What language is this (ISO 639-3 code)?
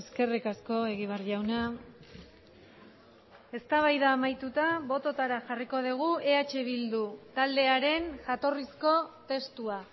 eus